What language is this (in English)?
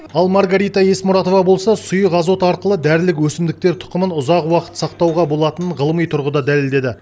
Kazakh